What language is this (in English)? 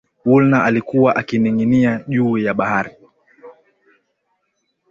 Swahili